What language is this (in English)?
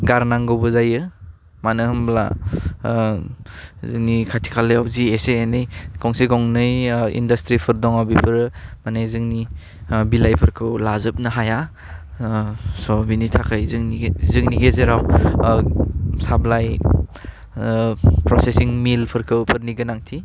Bodo